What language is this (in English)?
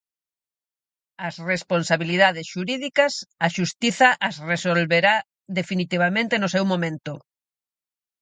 Galician